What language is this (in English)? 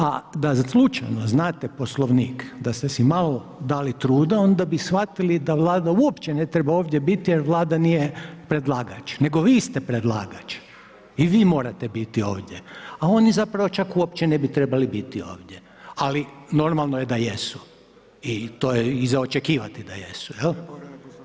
Croatian